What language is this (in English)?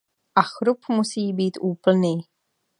Czech